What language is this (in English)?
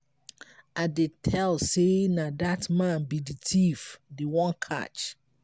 Nigerian Pidgin